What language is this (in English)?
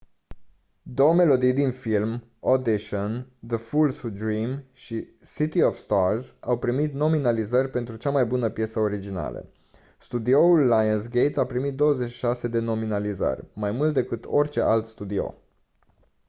Romanian